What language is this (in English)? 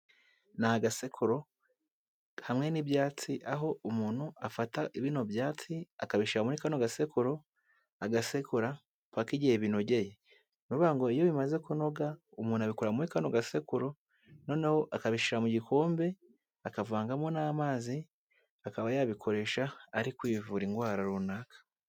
Kinyarwanda